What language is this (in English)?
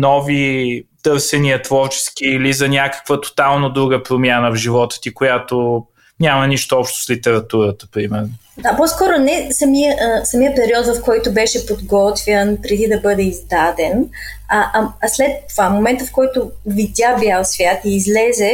Bulgarian